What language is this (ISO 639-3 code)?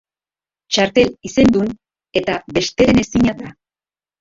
eus